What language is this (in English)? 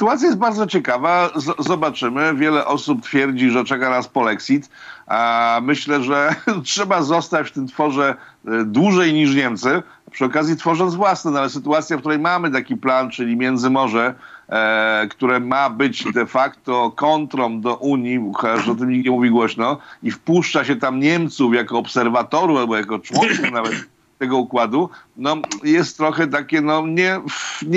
Polish